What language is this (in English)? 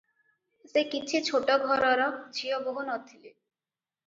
Odia